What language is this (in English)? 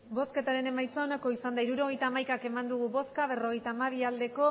Basque